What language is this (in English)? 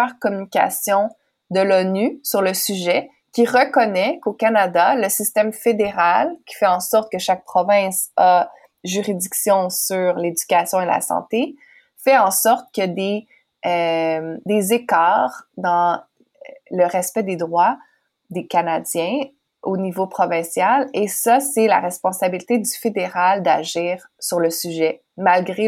French